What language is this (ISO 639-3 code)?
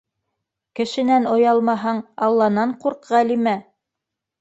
bak